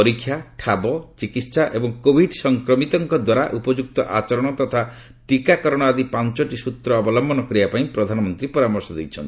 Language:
Odia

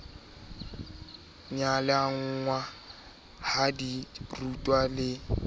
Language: Southern Sotho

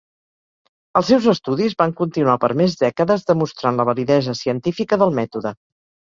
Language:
Catalan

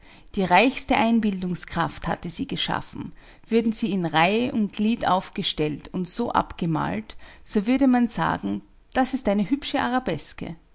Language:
German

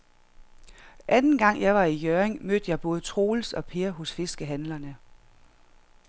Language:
Danish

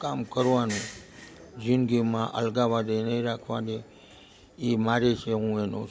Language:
Gujarati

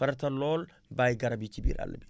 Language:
Wolof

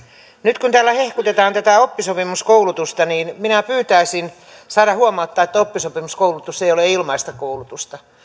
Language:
Finnish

